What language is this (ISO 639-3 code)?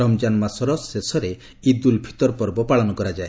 ori